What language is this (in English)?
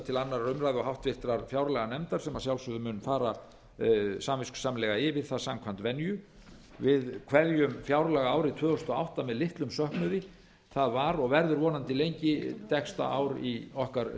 Icelandic